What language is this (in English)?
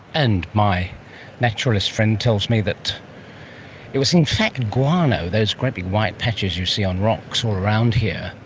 English